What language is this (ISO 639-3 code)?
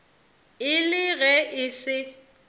nso